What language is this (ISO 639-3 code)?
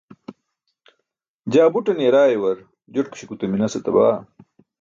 bsk